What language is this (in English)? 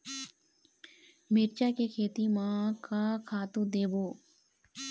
Chhattisgarhi